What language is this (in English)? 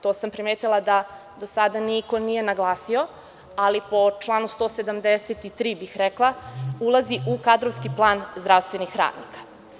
Serbian